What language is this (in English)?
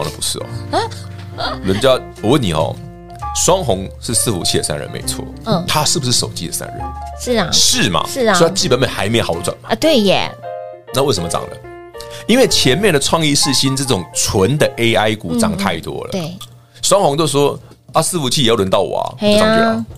Chinese